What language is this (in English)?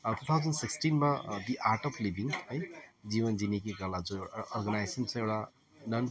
Nepali